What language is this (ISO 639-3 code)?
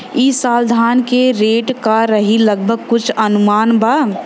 bho